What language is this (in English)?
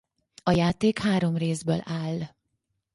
Hungarian